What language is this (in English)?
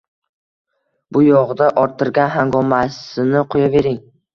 Uzbek